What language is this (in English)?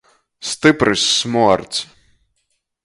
Latgalian